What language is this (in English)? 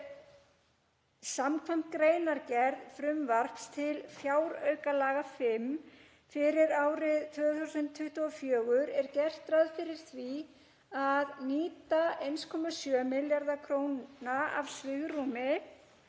Icelandic